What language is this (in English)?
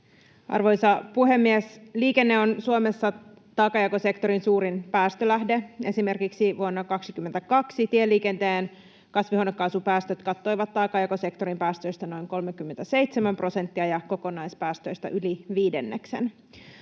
Finnish